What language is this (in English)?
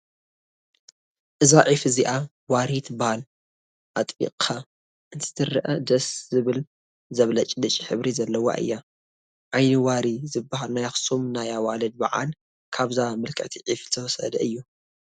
Tigrinya